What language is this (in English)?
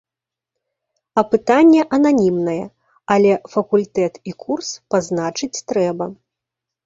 Belarusian